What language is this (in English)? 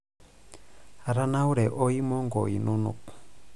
Masai